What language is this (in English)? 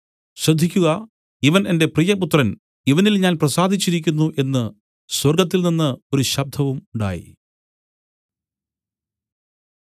Malayalam